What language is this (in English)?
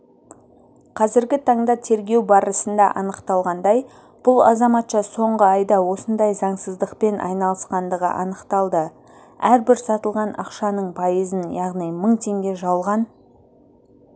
Kazakh